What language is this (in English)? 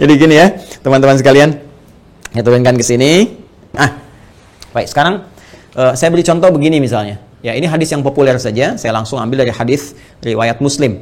Indonesian